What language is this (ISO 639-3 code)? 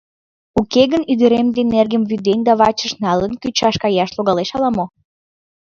chm